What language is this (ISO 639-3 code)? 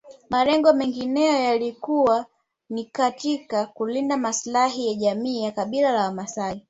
swa